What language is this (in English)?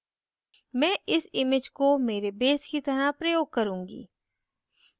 Hindi